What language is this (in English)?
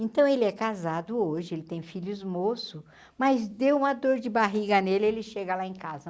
Portuguese